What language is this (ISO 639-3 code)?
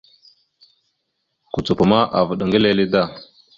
mxu